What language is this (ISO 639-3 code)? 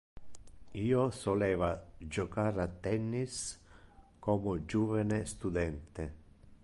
ina